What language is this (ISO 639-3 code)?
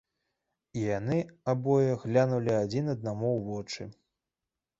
bel